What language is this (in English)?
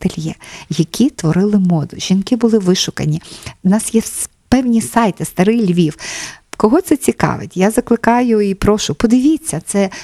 Ukrainian